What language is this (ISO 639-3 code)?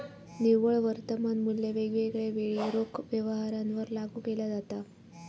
mar